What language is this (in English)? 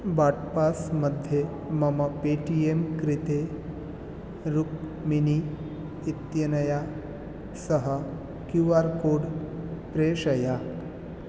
Sanskrit